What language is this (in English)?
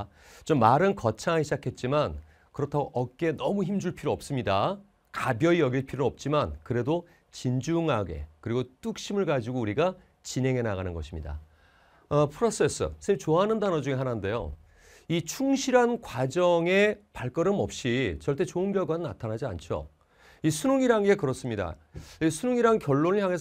Korean